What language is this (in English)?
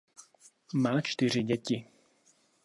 Czech